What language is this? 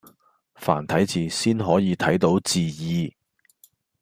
Cantonese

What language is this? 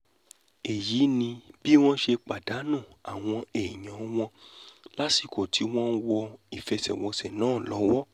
Yoruba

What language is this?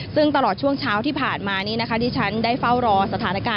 Thai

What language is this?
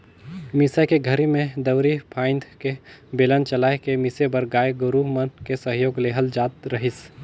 Chhattisgarhi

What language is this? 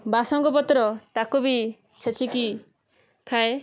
Odia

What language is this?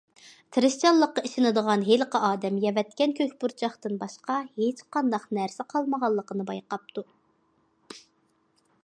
Uyghur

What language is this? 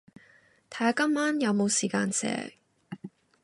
Cantonese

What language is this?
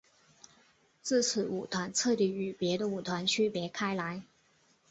Chinese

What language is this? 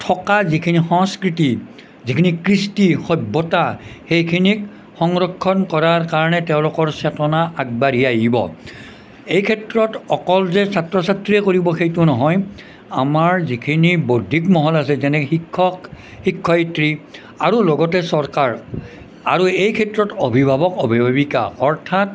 Assamese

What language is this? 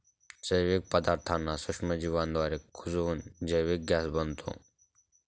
Marathi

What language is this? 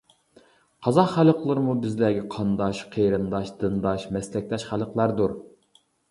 Uyghur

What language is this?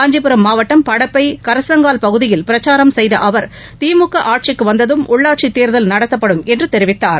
Tamil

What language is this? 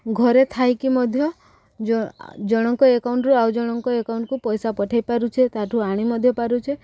Odia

